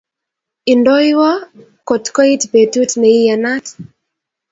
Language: Kalenjin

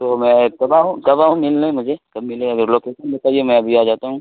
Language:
Urdu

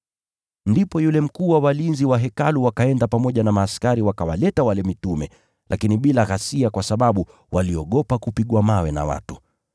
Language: Swahili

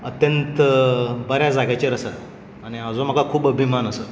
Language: Konkani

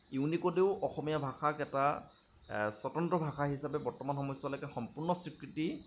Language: Assamese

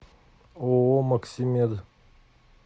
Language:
Russian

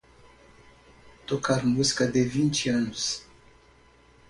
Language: Portuguese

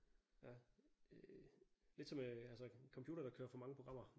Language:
Danish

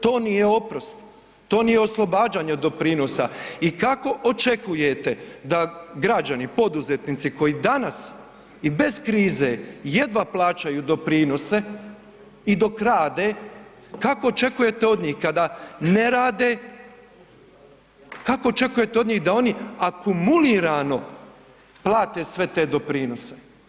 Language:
Croatian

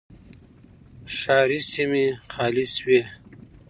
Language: Pashto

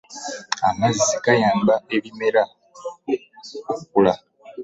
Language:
Ganda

